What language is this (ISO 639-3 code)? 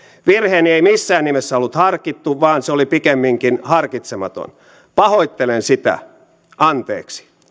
fin